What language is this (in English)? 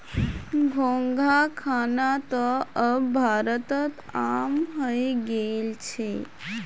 Magahi